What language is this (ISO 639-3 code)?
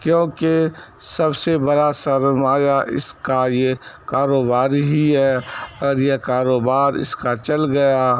urd